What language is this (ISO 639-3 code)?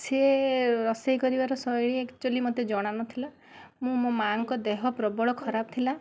ori